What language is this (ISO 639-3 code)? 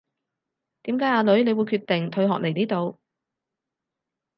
yue